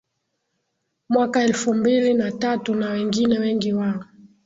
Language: Swahili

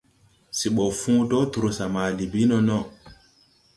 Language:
Tupuri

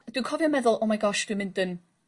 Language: Welsh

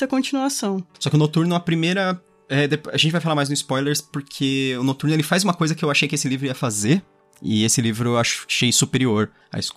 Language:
Portuguese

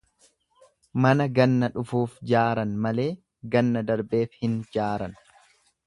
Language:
Oromo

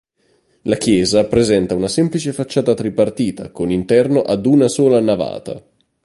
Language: Italian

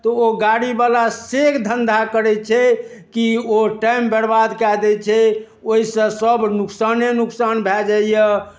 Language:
Maithili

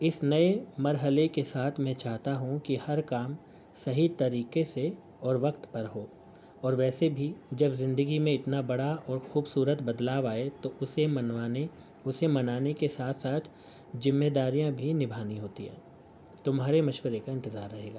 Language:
Urdu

